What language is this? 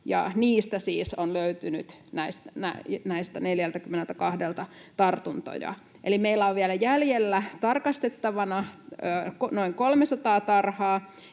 Finnish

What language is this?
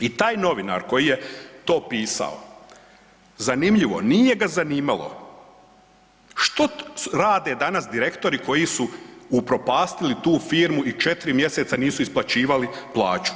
Croatian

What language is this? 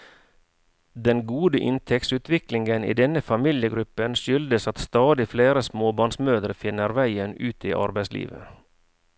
Norwegian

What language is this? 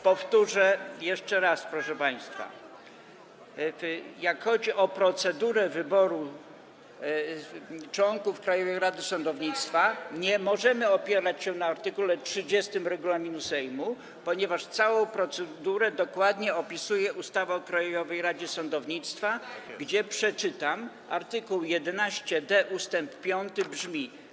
Polish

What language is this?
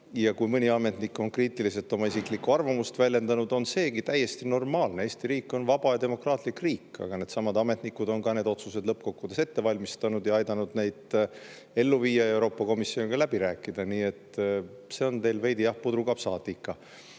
Estonian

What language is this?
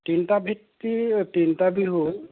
Assamese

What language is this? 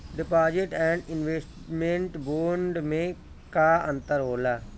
Bhojpuri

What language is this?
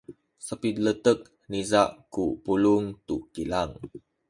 Sakizaya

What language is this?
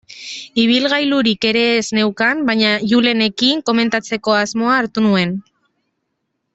Basque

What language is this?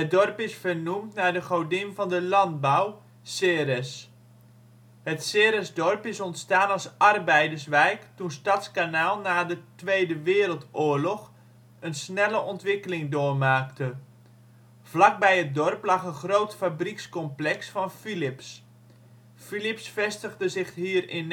Dutch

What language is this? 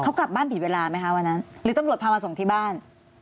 Thai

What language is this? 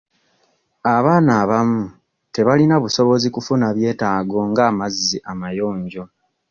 Ganda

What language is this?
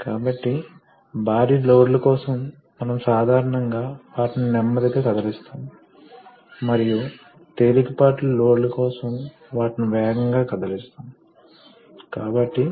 Telugu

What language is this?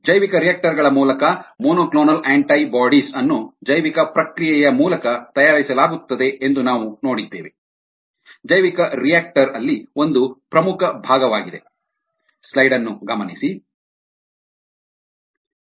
Kannada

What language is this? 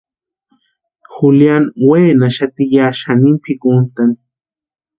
Western Highland Purepecha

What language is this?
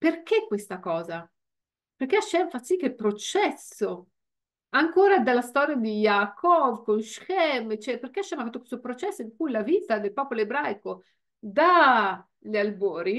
Italian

